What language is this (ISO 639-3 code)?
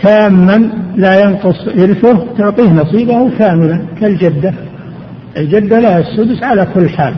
ara